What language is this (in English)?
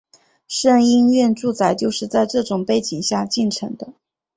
Chinese